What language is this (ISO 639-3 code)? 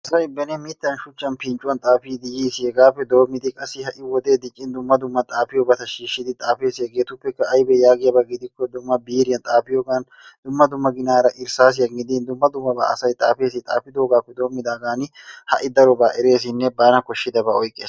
wal